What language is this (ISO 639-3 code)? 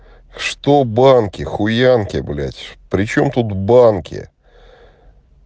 rus